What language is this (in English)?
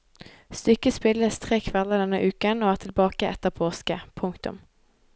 Norwegian